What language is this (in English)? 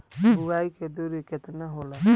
Bhojpuri